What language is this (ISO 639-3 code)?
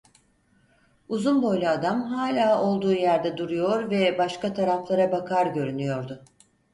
tur